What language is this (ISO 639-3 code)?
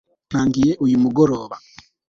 kin